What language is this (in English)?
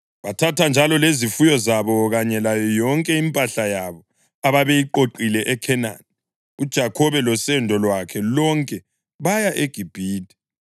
North Ndebele